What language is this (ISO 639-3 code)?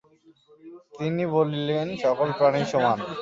ben